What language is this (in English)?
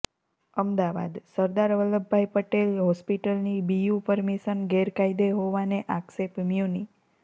Gujarati